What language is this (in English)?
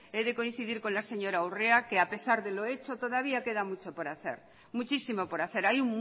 Spanish